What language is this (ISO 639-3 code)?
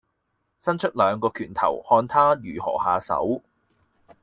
yue